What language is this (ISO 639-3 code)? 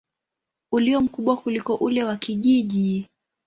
swa